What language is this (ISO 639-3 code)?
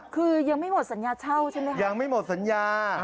tha